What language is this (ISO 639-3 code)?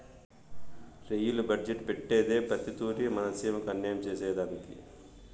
tel